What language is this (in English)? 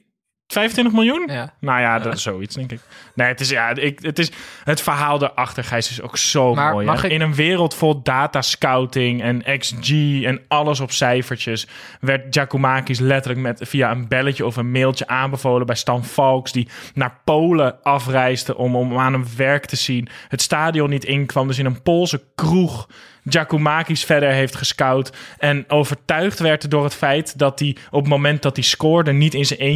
Dutch